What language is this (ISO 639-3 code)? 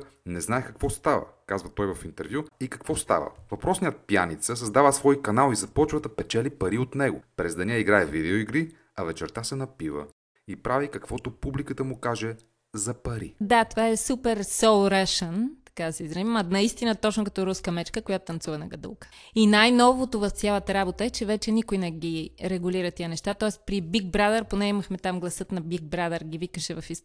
bul